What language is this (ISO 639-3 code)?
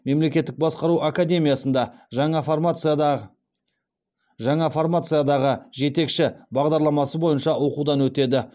kaz